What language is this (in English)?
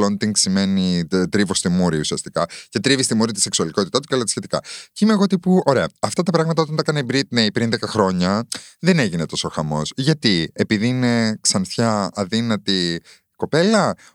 Greek